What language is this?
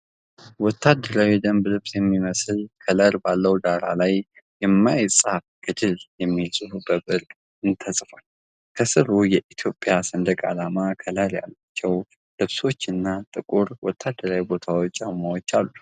Amharic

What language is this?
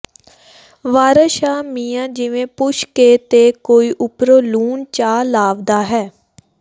Punjabi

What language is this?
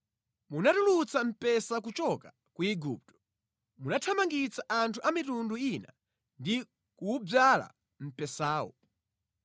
Nyanja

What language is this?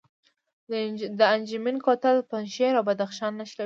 Pashto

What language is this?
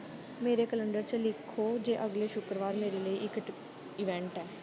Dogri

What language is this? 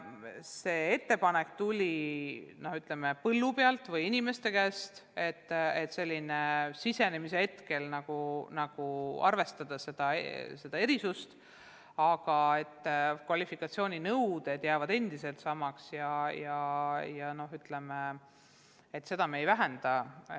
Estonian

